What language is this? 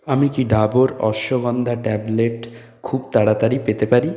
Bangla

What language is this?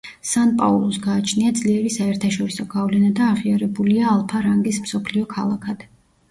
Georgian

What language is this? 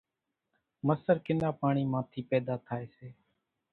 Kachi Koli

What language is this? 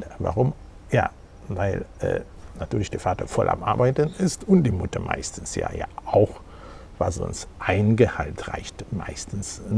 German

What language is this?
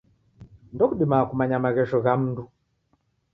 Taita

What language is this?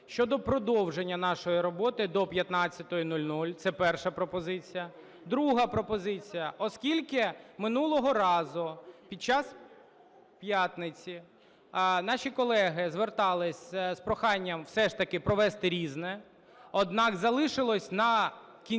Ukrainian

